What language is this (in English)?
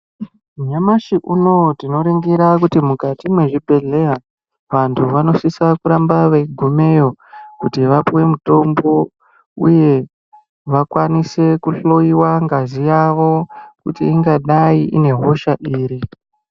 Ndau